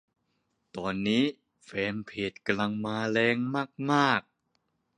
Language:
Thai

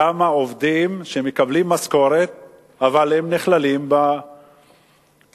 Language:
Hebrew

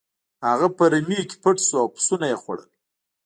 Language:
Pashto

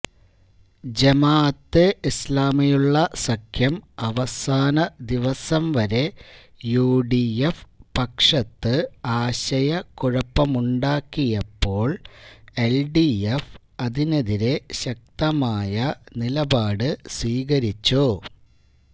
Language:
Malayalam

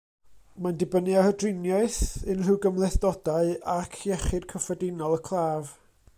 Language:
Welsh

